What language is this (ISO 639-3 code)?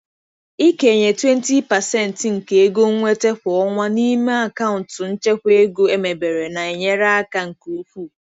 ibo